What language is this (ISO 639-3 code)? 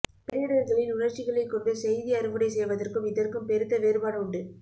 tam